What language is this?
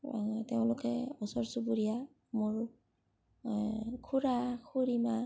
Assamese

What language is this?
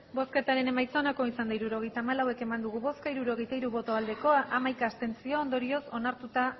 Basque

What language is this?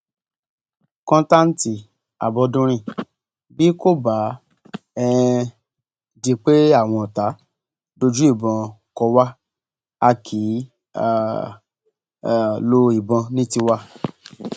Yoruba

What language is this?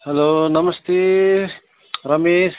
Nepali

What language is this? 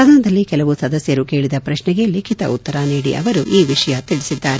Kannada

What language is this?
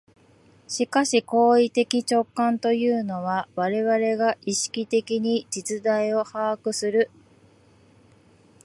Japanese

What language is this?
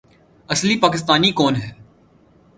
Urdu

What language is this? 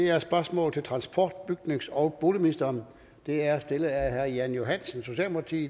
Danish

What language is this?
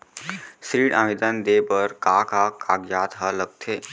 Chhattisgarhi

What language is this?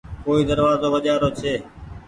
Goaria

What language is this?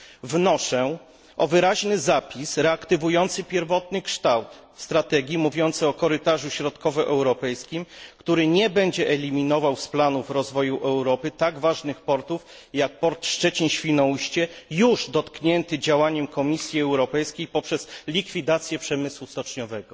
Polish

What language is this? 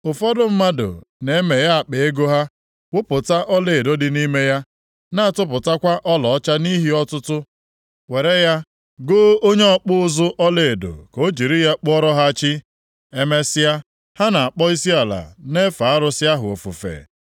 Igbo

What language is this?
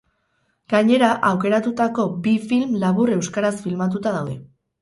Basque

